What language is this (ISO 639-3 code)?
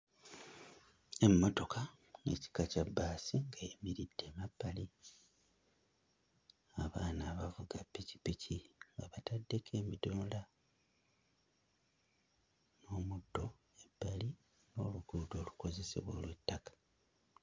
lug